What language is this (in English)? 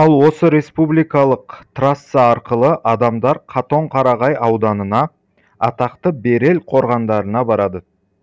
Kazakh